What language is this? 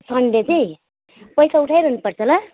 Nepali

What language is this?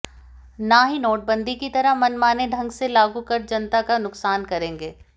Hindi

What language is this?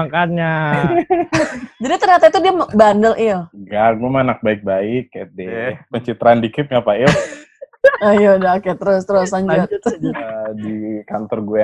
Indonesian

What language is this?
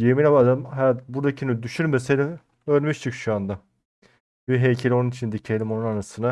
Turkish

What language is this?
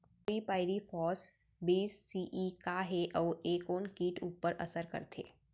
Chhattisgarhi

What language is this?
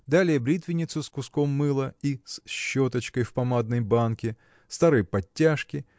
Russian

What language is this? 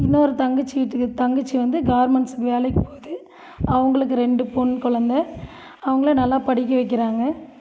Tamil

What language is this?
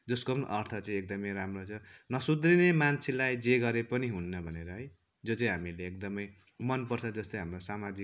Nepali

